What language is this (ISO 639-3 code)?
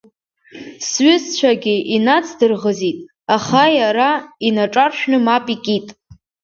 abk